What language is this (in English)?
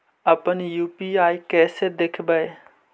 Magahi